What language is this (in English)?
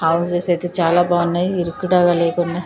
Telugu